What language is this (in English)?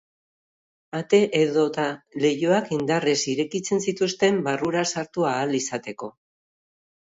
Basque